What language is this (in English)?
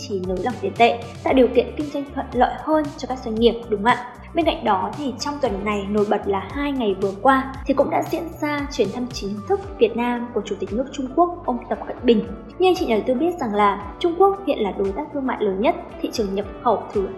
Vietnamese